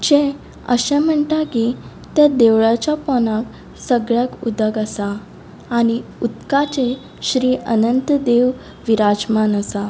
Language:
Konkani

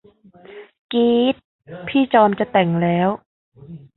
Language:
Thai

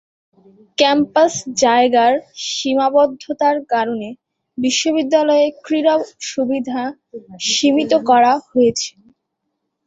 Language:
Bangla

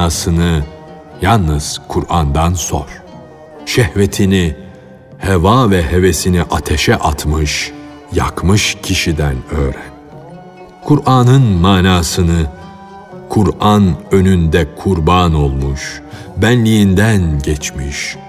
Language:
Turkish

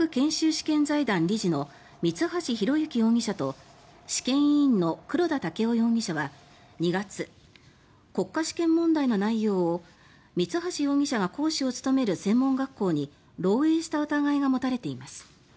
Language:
Japanese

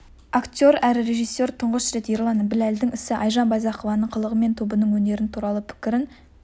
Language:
Kazakh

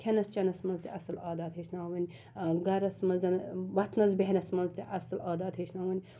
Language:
Kashmiri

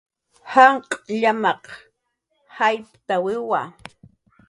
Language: Jaqaru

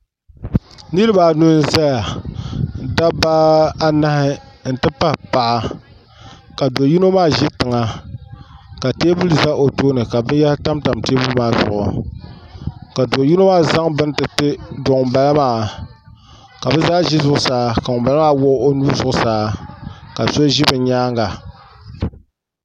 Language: Dagbani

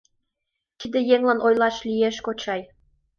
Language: Mari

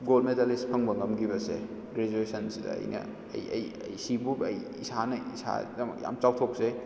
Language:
Manipuri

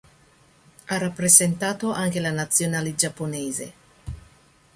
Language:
Italian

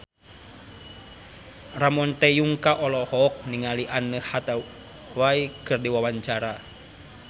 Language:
Sundanese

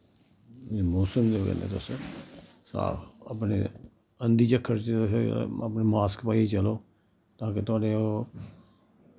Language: Dogri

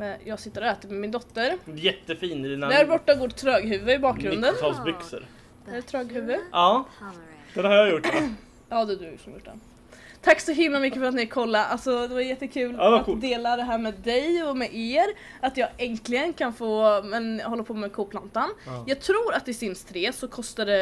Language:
Swedish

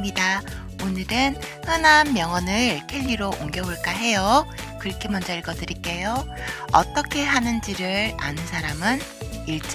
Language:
Korean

